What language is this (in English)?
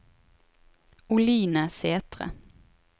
Norwegian